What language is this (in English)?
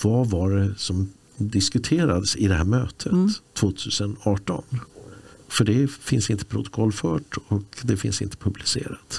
Swedish